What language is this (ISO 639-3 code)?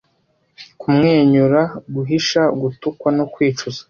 kin